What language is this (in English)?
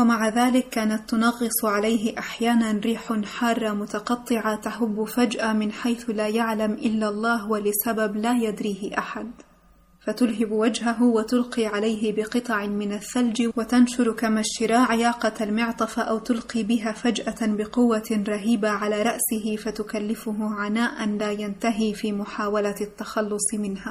Arabic